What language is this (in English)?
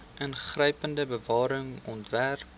Afrikaans